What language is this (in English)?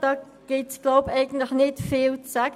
Swiss German